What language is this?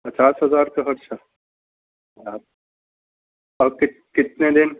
Urdu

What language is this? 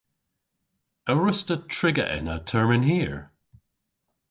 Cornish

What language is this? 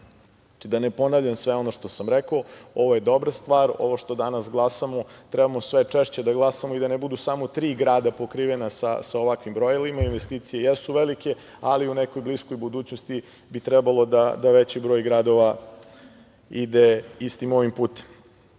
Serbian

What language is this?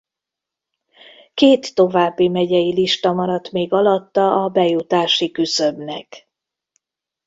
Hungarian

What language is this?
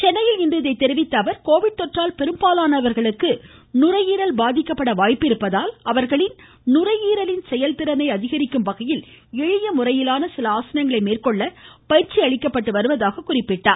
Tamil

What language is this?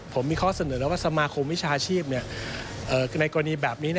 Thai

